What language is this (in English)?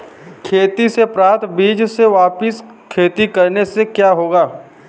Hindi